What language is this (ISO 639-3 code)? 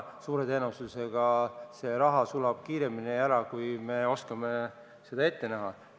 est